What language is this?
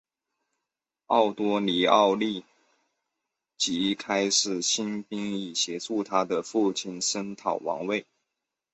Chinese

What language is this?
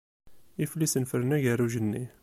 Kabyle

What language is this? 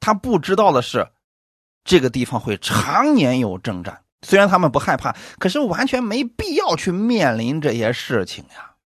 Chinese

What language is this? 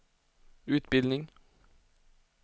Swedish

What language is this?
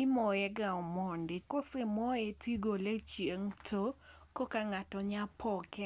Luo (Kenya and Tanzania)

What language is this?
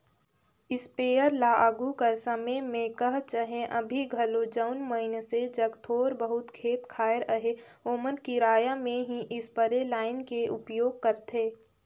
Chhattisgarhi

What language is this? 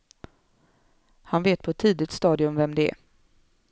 Swedish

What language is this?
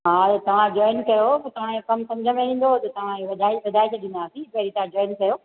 Sindhi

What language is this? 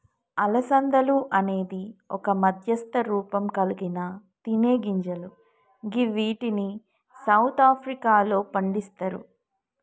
Telugu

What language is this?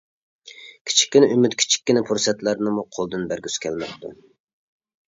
Uyghur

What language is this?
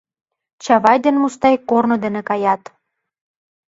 Mari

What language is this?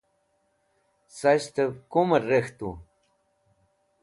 Wakhi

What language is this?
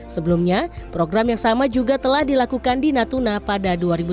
Indonesian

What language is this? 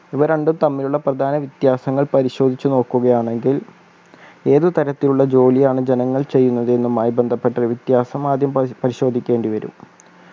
Malayalam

